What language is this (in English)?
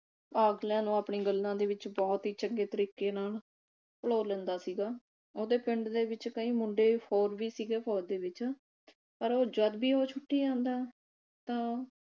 Punjabi